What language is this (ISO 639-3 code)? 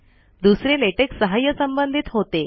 mar